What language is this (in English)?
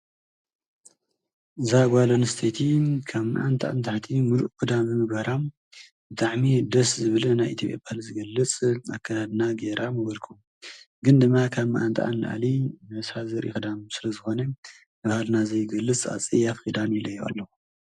Tigrinya